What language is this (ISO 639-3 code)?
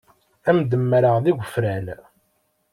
kab